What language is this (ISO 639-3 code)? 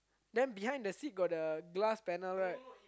eng